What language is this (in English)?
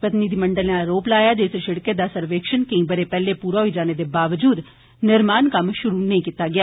Dogri